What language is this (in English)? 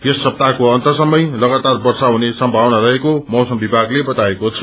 Nepali